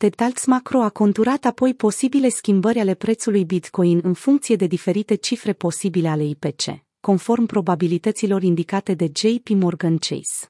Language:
Romanian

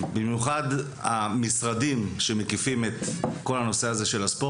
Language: Hebrew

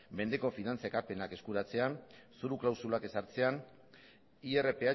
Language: Basque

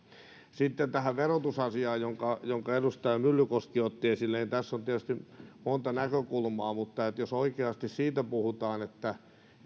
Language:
Finnish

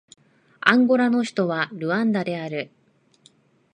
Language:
Japanese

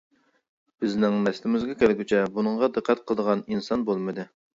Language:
Uyghur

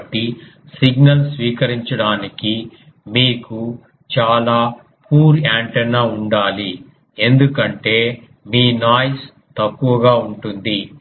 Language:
Telugu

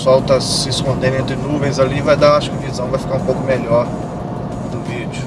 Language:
Portuguese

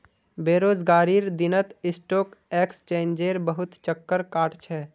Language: Magahi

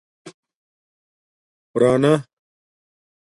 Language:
Domaaki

